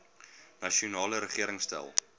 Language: Afrikaans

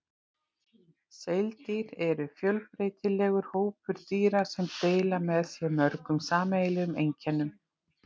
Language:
Icelandic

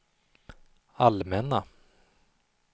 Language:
Swedish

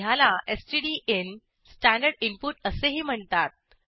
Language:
Marathi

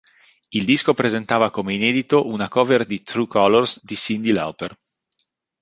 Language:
Italian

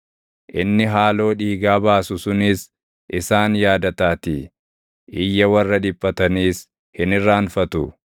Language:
Oromo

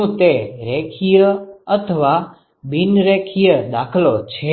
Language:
Gujarati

